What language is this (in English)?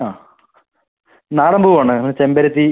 Malayalam